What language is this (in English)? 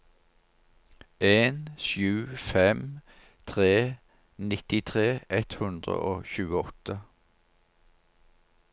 Norwegian